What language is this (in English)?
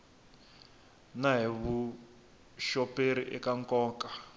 Tsonga